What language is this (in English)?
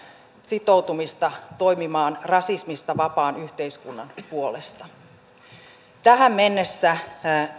Finnish